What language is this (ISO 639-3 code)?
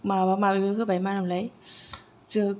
brx